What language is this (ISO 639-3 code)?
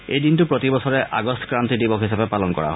asm